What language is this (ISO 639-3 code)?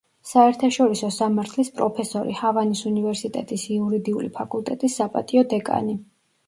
kat